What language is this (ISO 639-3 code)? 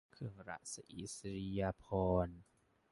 tha